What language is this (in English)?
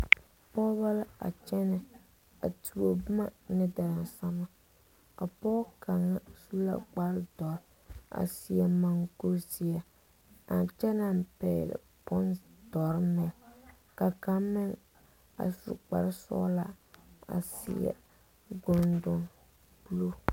Southern Dagaare